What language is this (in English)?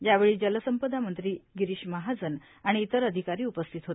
Marathi